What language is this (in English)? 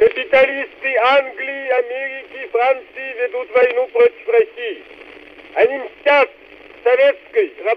Finnish